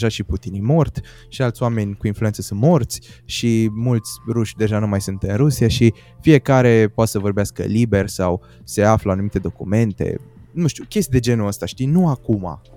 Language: Romanian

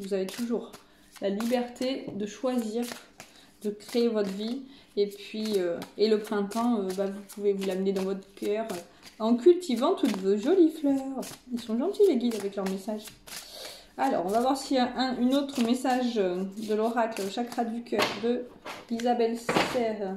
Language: French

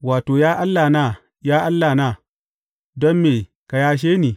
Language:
Hausa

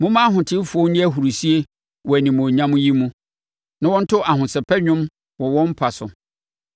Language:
Akan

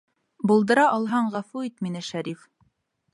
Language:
Bashkir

